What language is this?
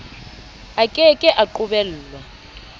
Southern Sotho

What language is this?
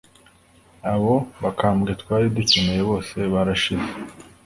Kinyarwanda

